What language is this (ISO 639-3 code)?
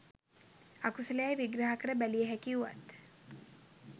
sin